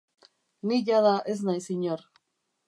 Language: Basque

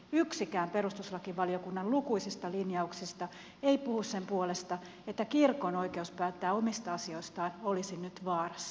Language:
Finnish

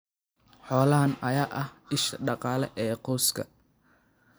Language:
Somali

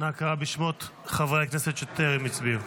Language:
Hebrew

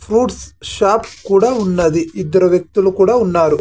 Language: Telugu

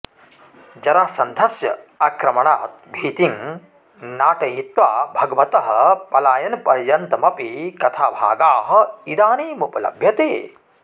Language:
Sanskrit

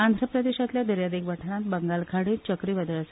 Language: Konkani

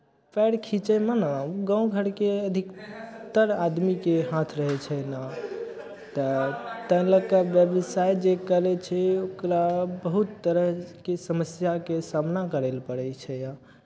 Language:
Maithili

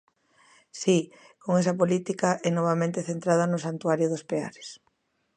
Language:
Galician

